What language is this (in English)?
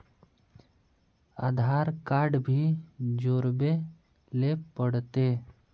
Magahi